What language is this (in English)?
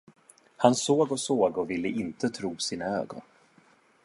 Swedish